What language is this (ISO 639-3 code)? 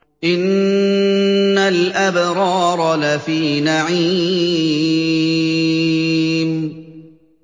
ara